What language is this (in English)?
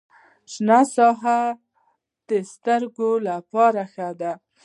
Pashto